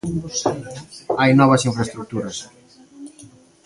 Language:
Galician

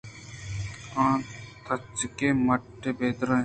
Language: Eastern Balochi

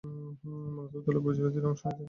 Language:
Bangla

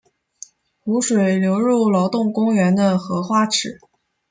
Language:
Chinese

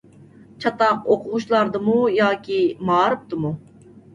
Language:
Uyghur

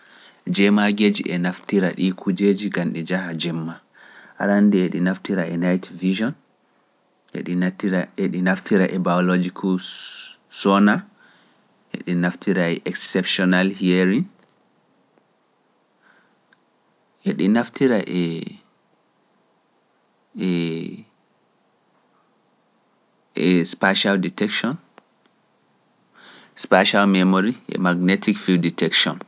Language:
Pular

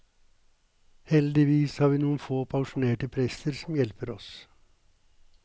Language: Norwegian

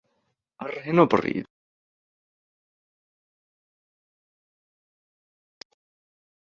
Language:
Welsh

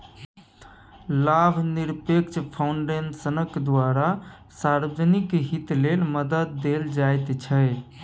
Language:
Maithili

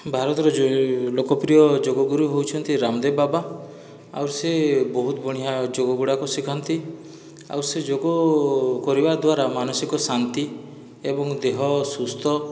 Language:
Odia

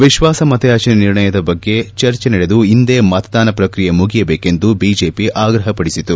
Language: Kannada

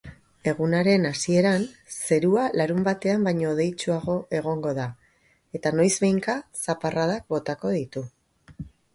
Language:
Basque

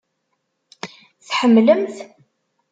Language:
Kabyle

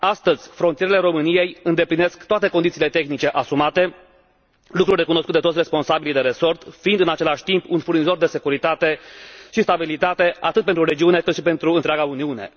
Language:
Romanian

